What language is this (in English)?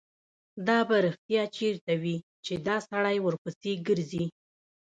Pashto